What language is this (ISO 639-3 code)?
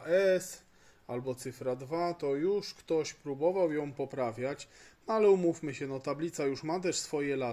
pol